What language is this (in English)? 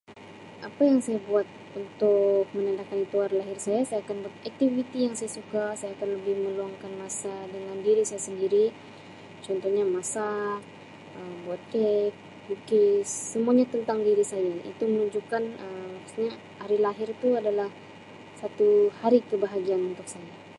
Sabah Malay